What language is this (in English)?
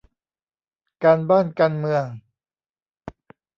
Thai